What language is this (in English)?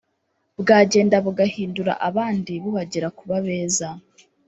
Kinyarwanda